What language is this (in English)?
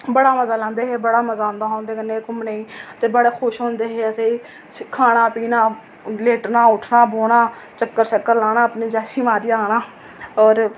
Dogri